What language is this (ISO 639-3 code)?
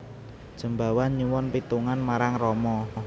jav